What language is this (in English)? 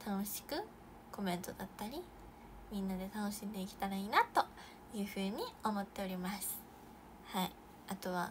Japanese